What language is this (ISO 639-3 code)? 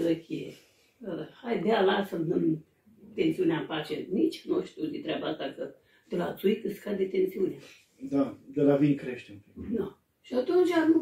ron